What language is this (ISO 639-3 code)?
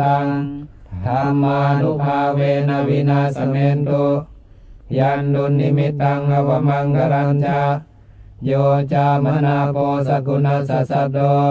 tha